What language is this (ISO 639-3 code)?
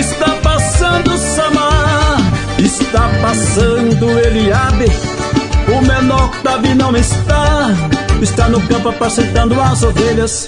por